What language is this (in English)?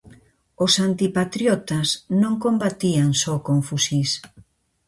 Galician